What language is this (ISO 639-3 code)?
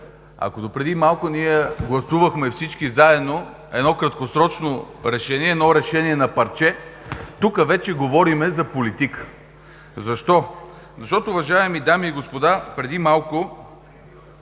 bul